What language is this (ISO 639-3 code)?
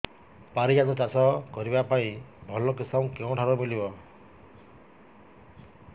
ori